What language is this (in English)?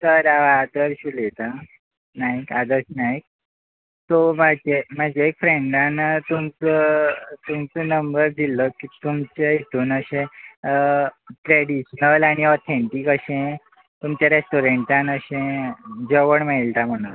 Konkani